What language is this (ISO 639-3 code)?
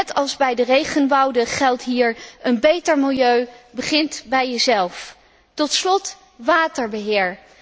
nld